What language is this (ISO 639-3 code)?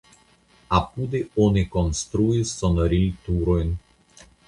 epo